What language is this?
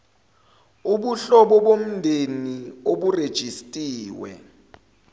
Zulu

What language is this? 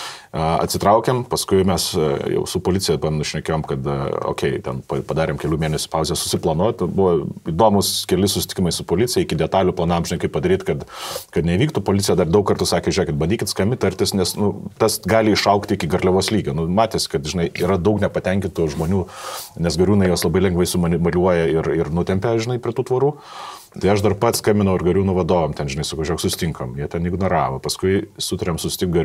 Lithuanian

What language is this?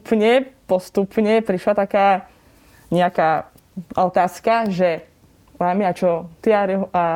Slovak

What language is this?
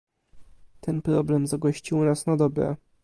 Polish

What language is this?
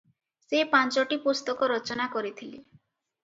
Odia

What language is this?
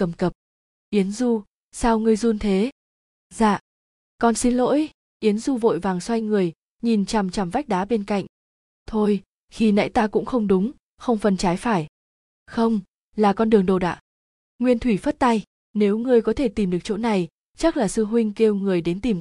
Vietnamese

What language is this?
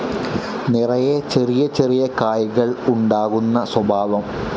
Malayalam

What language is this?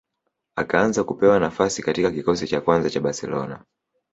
Swahili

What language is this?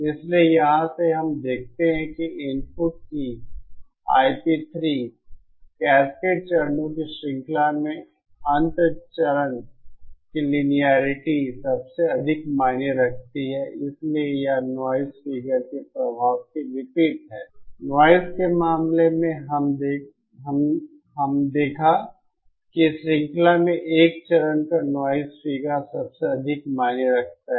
Hindi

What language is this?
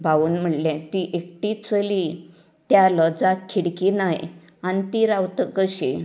Konkani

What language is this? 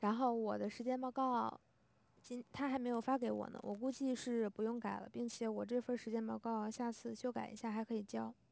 Chinese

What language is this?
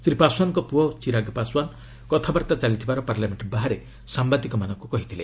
Odia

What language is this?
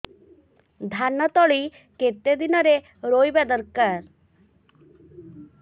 Odia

